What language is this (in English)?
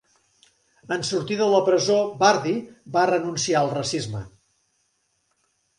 Catalan